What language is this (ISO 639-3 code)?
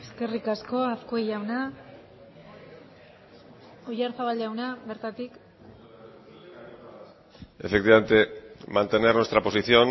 eus